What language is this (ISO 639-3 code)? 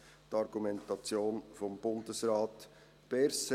gsw